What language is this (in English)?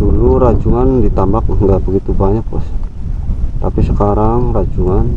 Indonesian